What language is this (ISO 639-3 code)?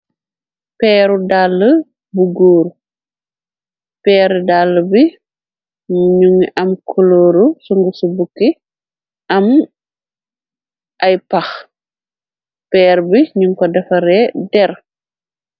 wol